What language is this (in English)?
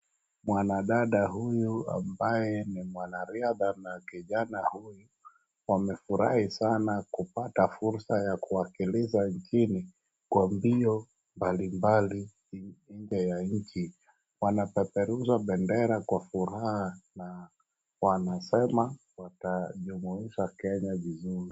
Swahili